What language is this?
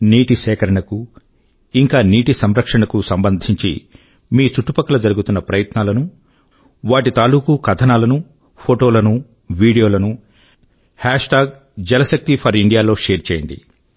Telugu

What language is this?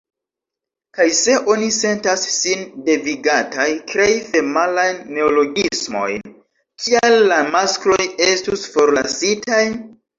Esperanto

